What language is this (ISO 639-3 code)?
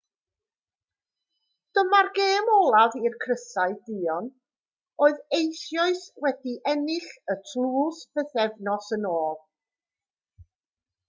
cym